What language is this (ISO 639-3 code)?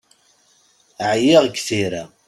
kab